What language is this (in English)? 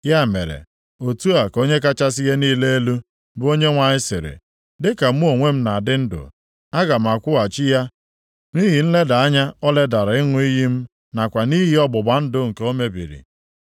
Igbo